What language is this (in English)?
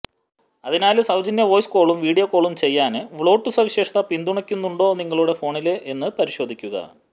Malayalam